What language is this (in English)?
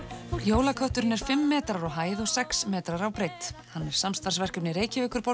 Icelandic